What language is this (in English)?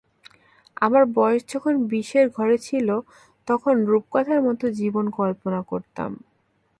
Bangla